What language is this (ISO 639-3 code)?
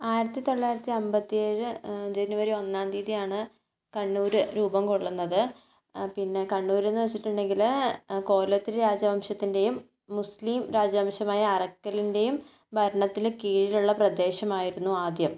mal